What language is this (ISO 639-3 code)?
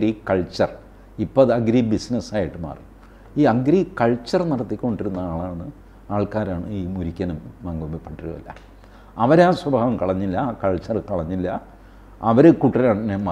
mal